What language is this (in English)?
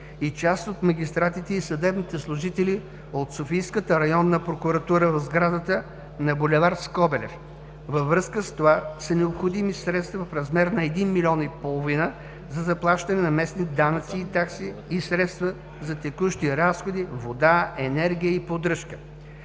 Bulgarian